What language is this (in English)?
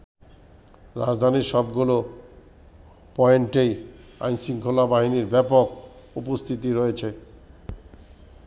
Bangla